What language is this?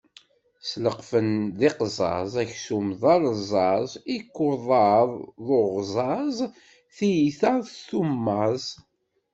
Kabyle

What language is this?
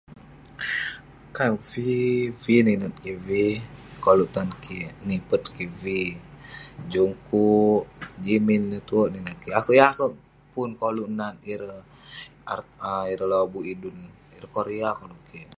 Western Penan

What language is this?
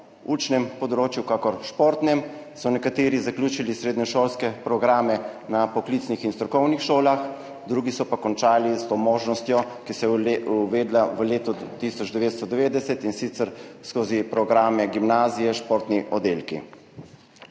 Slovenian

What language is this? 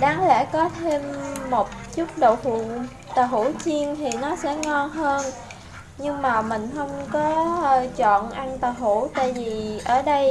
Vietnamese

